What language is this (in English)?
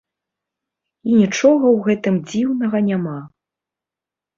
Belarusian